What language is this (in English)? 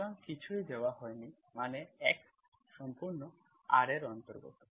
Bangla